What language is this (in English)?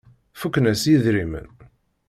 Kabyle